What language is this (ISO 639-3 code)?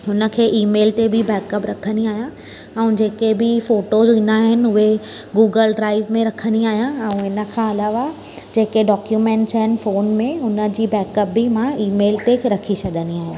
snd